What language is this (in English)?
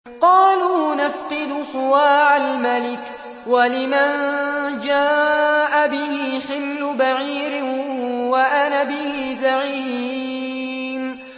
Arabic